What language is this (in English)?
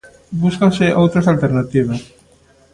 Galician